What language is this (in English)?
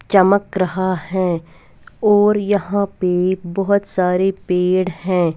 Hindi